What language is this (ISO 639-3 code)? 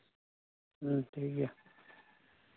sat